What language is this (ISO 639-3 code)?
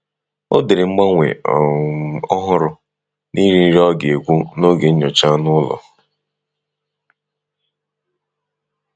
ibo